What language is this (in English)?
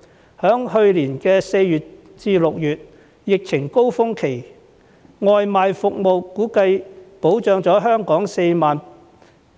Cantonese